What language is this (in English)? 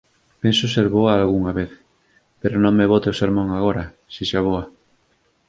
Galician